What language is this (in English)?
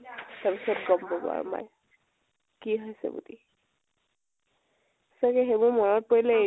Assamese